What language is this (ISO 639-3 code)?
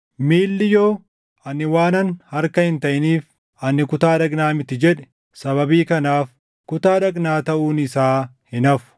orm